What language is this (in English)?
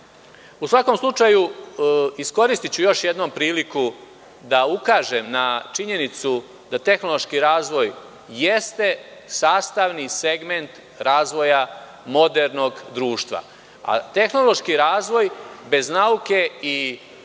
Serbian